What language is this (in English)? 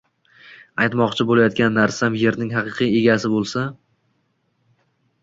Uzbek